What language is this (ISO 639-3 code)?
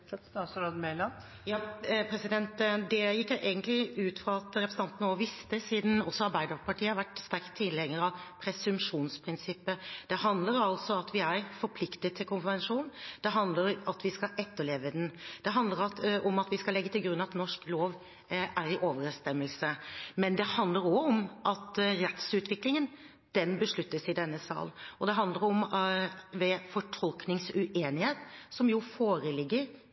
nob